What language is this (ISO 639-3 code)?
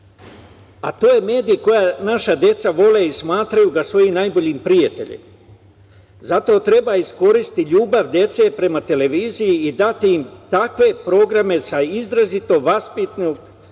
srp